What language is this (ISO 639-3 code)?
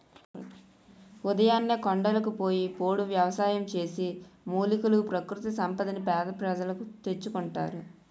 tel